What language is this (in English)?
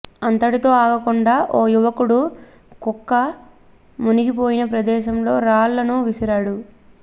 Telugu